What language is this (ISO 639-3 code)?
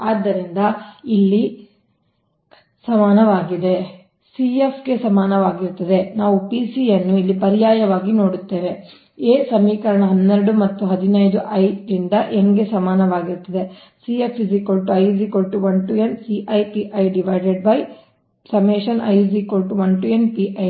kan